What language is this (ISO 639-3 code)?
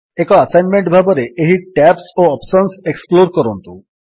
ori